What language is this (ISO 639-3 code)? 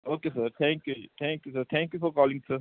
pan